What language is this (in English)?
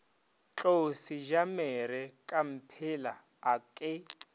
Northern Sotho